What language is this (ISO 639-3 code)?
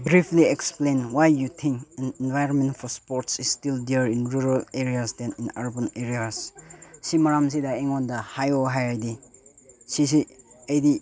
mni